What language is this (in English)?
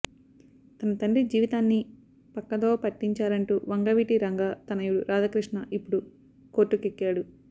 Telugu